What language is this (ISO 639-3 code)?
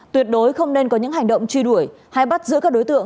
vie